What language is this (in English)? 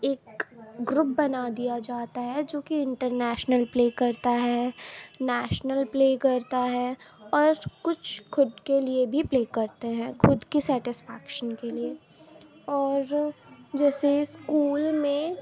Urdu